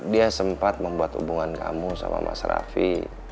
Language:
Indonesian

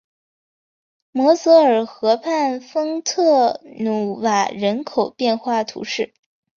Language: Chinese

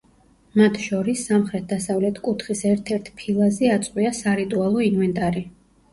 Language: Georgian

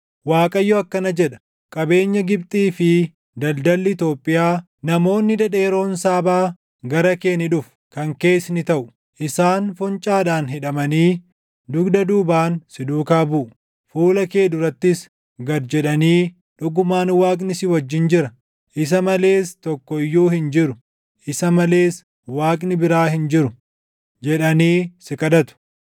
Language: Oromo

